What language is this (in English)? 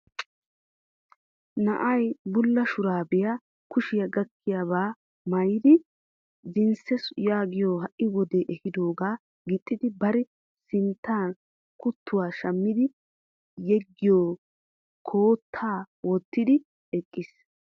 Wolaytta